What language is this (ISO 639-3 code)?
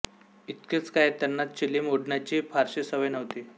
mar